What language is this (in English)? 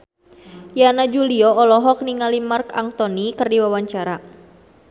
Sundanese